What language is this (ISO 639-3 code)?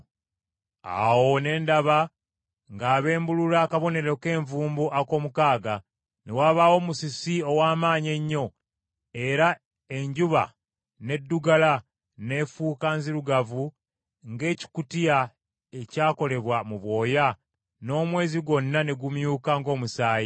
lug